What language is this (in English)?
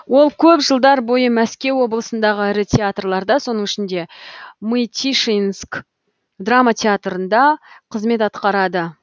Kazakh